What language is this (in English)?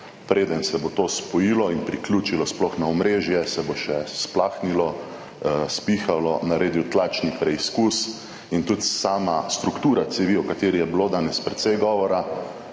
Slovenian